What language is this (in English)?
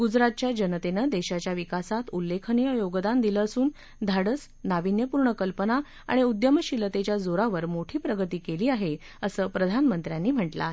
Marathi